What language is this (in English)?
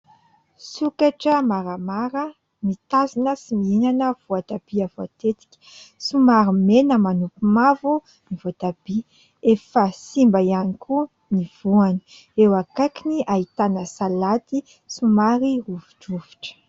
Malagasy